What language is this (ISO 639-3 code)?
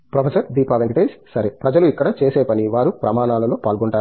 tel